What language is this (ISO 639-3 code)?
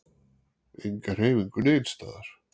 isl